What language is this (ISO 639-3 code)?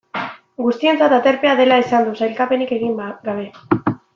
eus